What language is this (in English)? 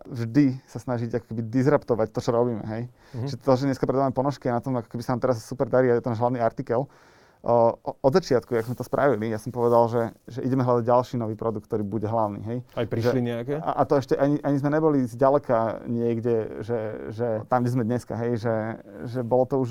Slovak